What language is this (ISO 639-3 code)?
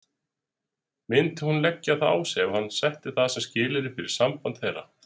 isl